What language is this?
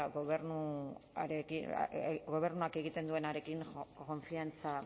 Basque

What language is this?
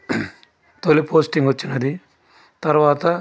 Telugu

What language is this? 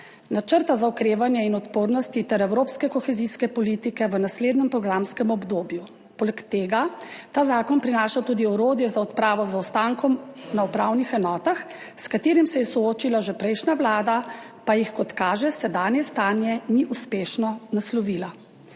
Slovenian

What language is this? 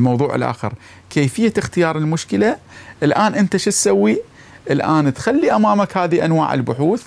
Arabic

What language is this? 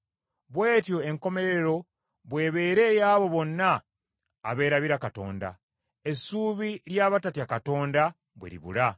Ganda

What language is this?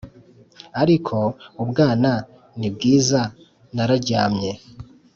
Kinyarwanda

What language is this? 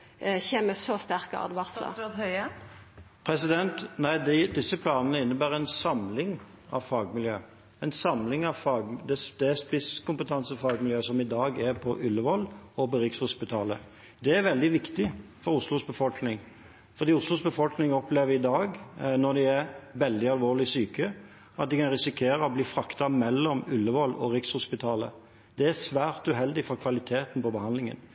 Norwegian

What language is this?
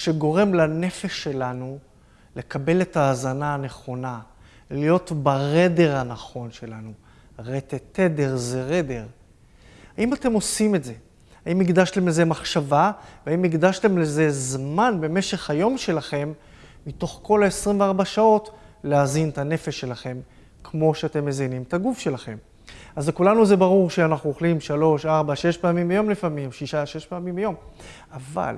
Hebrew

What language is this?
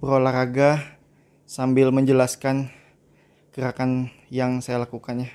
Indonesian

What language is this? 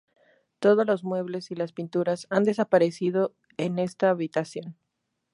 Spanish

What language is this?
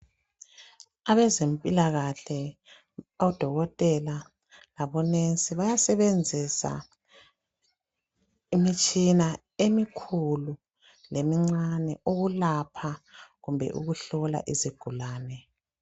North Ndebele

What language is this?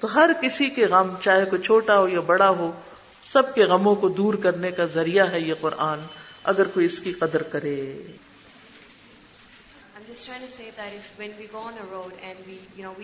Urdu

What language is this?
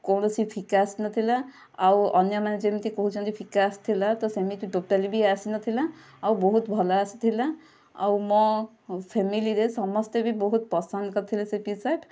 Odia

